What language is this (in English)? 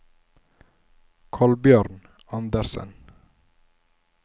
Norwegian